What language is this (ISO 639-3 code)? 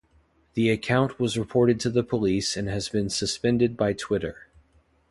eng